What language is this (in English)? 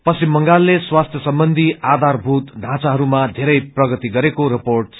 Nepali